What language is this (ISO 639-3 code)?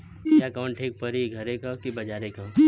bho